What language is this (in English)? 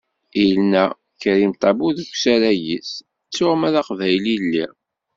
Kabyle